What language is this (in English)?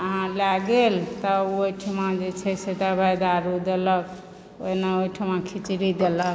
Maithili